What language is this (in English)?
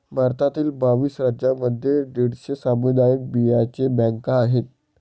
Marathi